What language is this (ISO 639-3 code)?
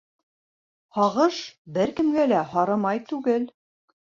bak